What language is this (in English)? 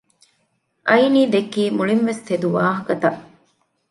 Divehi